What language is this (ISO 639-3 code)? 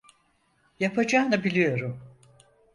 tur